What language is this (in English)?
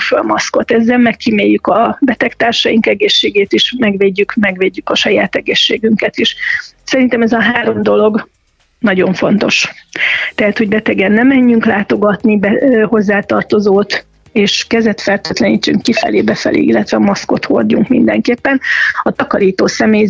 Hungarian